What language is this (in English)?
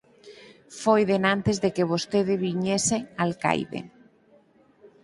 Galician